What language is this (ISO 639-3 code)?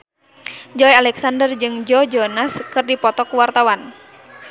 sun